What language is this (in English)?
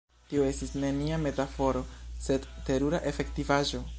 Esperanto